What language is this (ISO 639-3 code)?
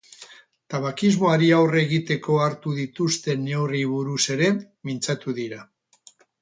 eus